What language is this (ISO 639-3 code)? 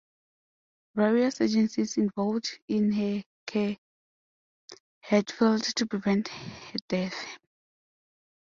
eng